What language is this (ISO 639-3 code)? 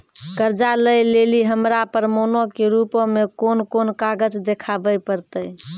mai